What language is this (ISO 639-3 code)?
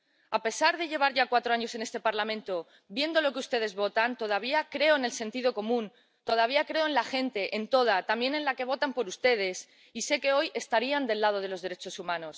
spa